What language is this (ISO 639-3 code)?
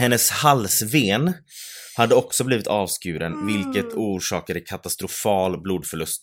swe